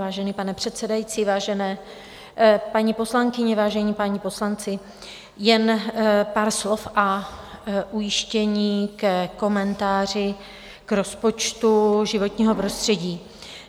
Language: Czech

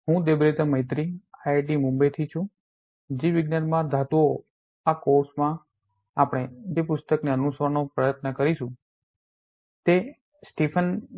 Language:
Gujarati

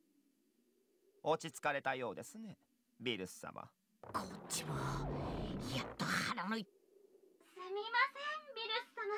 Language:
Japanese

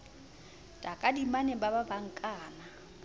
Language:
Southern Sotho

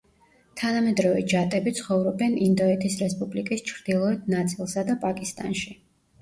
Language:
Georgian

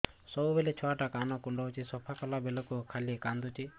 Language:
Odia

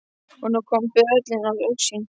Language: Icelandic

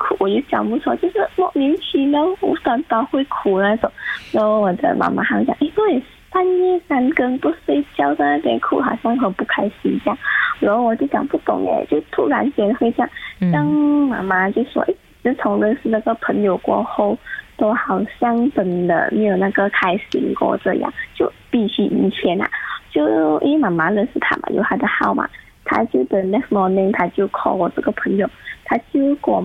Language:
Chinese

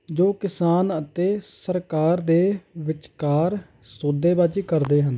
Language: Punjabi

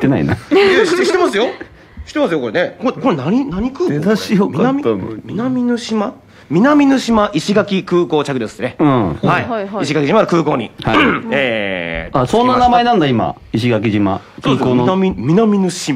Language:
Japanese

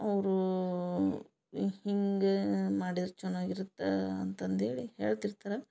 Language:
Kannada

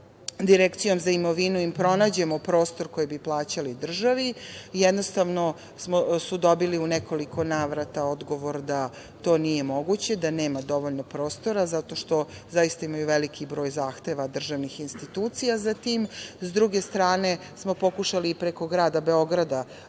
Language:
Serbian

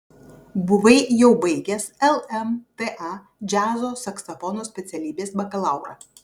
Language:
Lithuanian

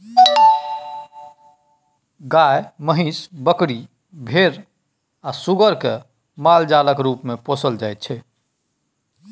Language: Maithili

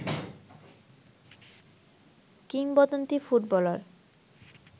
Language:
Bangla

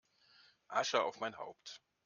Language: German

